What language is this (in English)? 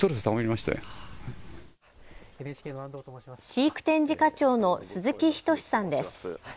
Japanese